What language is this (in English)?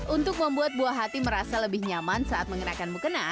Indonesian